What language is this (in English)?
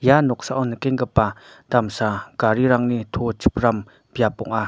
Garo